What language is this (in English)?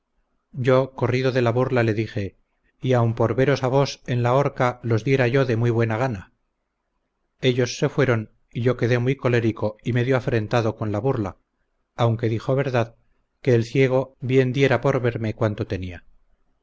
Spanish